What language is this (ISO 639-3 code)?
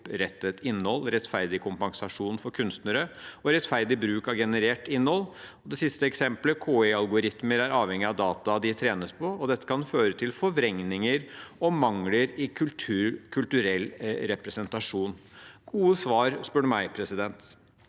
nor